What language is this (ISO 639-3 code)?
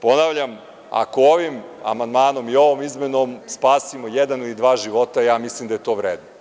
srp